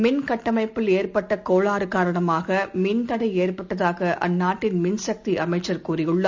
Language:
Tamil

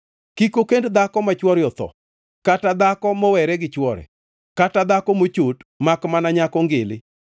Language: Luo (Kenya and Tanzania)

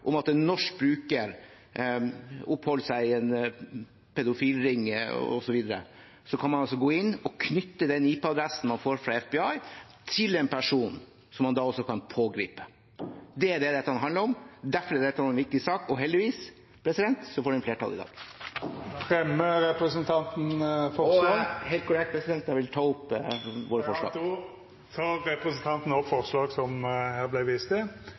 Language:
Norwegian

